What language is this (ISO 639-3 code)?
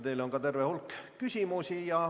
est